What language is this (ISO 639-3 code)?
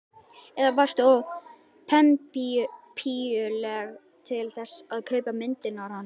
isl